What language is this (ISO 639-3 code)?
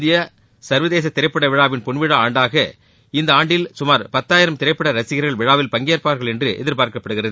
tam